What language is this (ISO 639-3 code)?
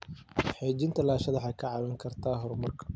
som